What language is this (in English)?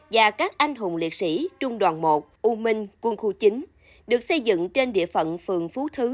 Vietnamese